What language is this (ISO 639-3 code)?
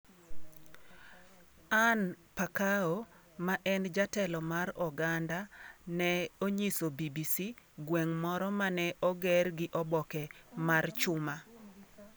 luo